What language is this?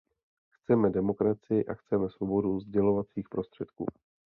Czech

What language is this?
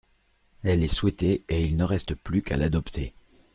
French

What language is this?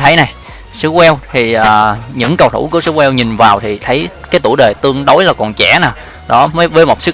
Vietnamese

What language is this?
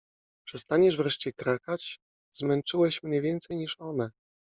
Polish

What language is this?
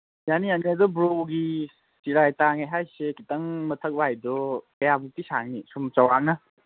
Manipuri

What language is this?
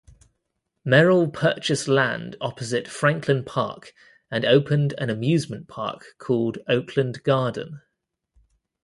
English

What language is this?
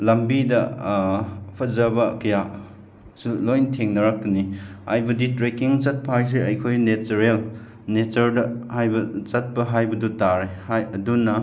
Manipuri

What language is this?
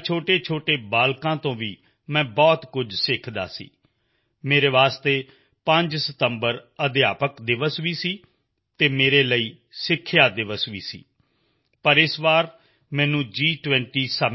Punjabi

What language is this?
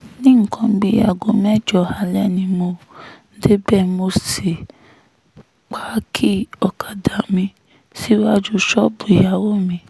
Yoruba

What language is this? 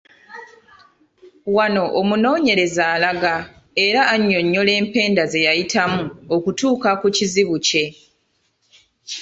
Ganda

